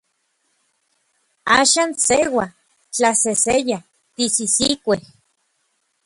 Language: Orizaba Nahuatl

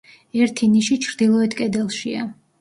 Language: Georgian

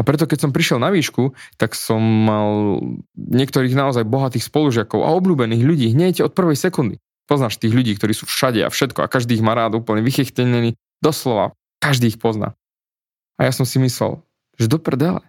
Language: Slovak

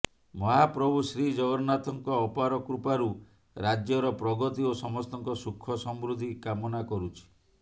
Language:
Odia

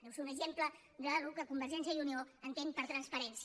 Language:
Catalan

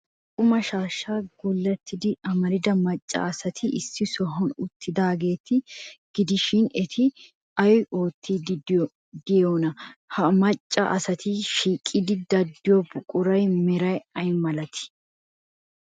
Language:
Wolaytta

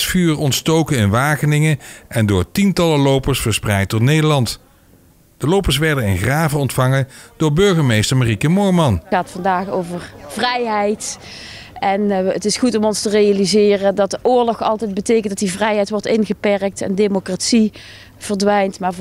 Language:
Dutch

